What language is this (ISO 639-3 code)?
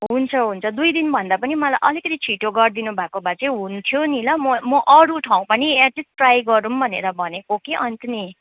nep